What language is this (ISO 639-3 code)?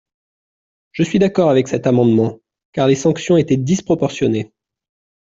fra